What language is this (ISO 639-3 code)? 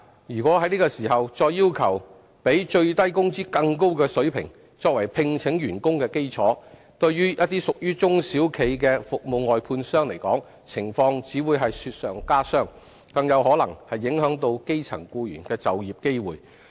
yue